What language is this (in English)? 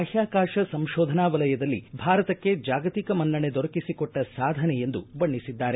Kannada